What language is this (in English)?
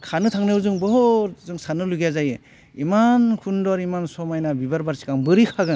Bodo